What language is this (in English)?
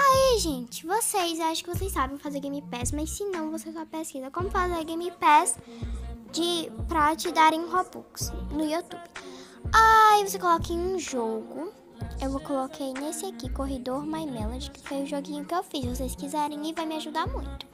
Portuguese